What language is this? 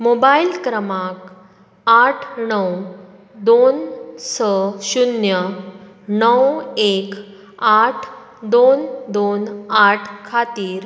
Konkani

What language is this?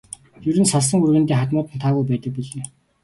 Mongolian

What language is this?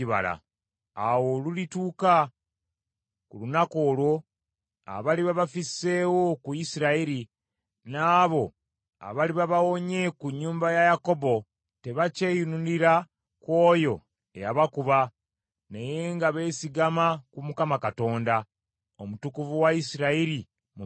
Ganda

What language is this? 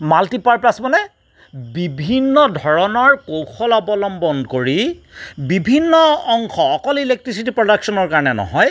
Assamese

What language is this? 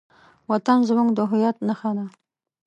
Pashto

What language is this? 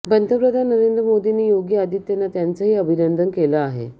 Marathi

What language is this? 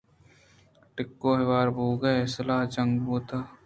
Eastern Balochi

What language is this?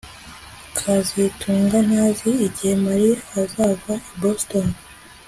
Kinyarwanda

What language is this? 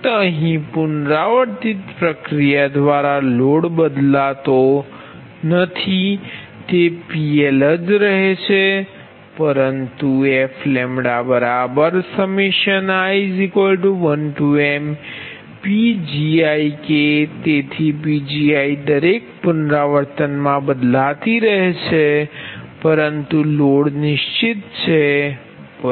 Gujarati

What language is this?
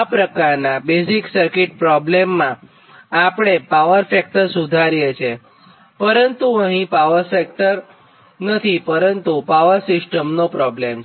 Gujarati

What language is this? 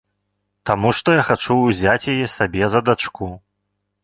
Belarusian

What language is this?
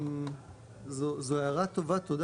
Hebrew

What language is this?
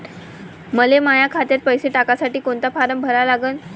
Marathi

